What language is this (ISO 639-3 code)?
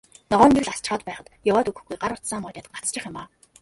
mon